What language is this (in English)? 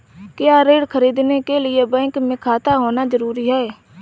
Hindi